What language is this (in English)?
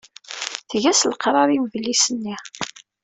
Kabyle